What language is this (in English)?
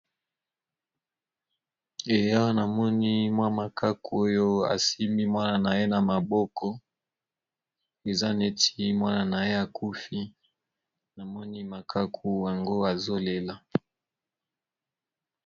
Lingala